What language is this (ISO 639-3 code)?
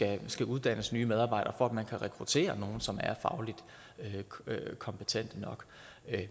dan